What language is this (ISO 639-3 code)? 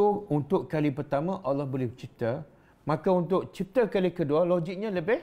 msa